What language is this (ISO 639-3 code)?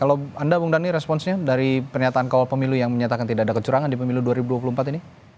ind